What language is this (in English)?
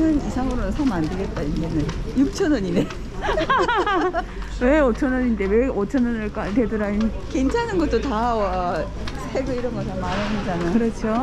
Korean